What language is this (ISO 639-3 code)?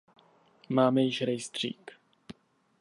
ces